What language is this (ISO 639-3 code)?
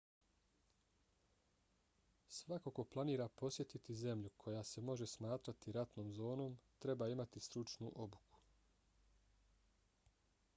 bos